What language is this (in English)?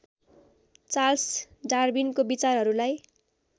Nepali